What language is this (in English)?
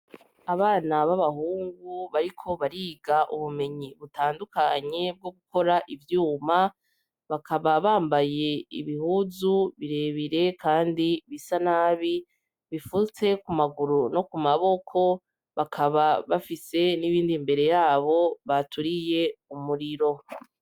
Rundi